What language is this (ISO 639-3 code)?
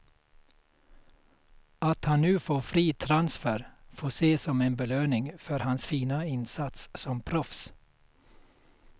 swe